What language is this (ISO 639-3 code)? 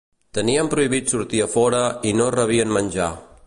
cat